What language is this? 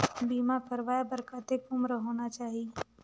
Chhattisgarhi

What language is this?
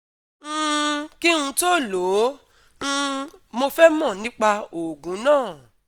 Yoruba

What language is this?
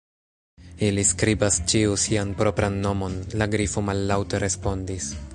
Esperanto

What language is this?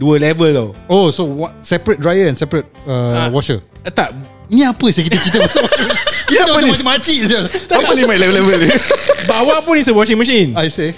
Malay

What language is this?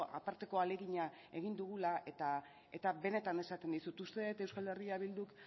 Basque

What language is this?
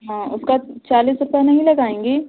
Hindi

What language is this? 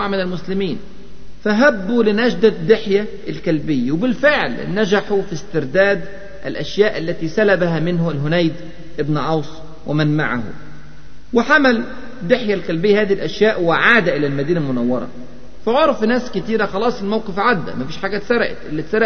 Arabic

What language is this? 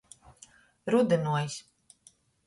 Latgalian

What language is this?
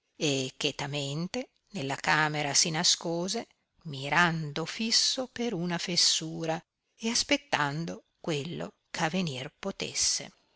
Italian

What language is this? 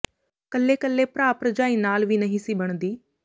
Punjabi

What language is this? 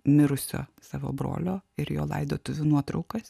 Lithuanian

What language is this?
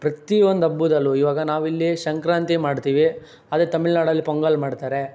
Kannada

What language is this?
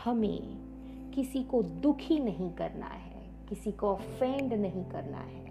Hindi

